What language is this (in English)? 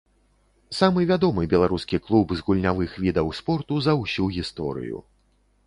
Belarusian